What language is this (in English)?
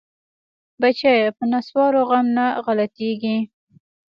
Pashto